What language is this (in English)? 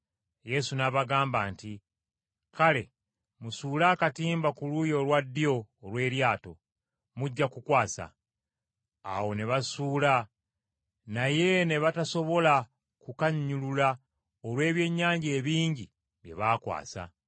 Ganda